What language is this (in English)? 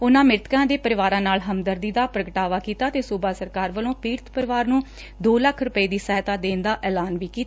Punjabi